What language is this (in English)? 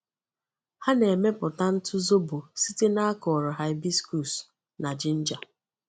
Igbo